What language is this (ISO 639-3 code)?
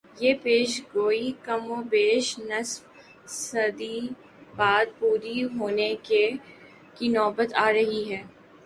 urd